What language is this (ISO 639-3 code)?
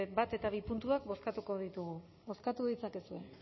eus